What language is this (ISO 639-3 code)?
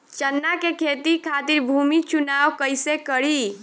bho